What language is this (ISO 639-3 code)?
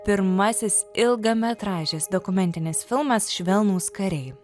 lit